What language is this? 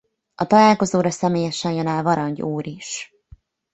Hungarian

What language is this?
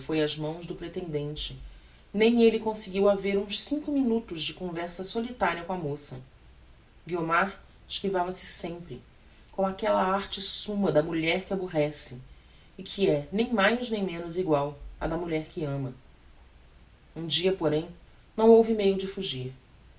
Portuguese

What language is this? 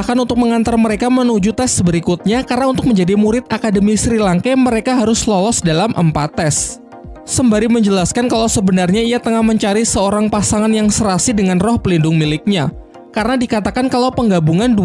Indonesian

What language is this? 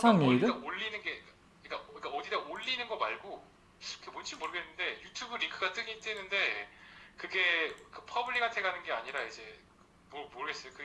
Korean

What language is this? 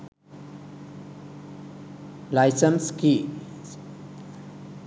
Sinhala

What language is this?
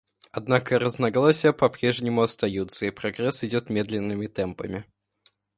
Russian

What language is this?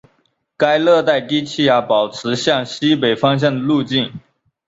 Chinese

